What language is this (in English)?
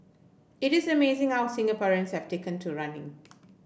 English